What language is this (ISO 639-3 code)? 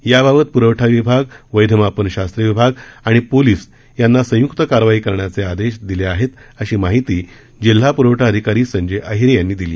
mar